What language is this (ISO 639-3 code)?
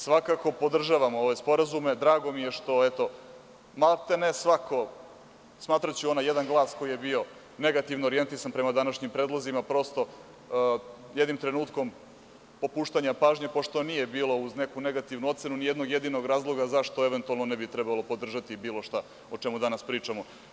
srp